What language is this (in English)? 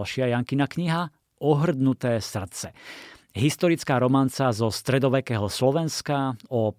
Slovak